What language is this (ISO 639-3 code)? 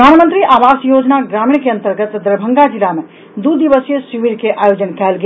mai